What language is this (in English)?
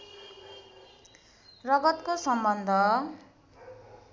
Nepali